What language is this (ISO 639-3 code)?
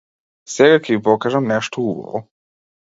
mkd